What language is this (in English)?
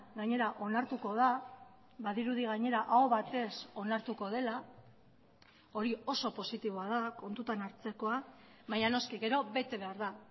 Basque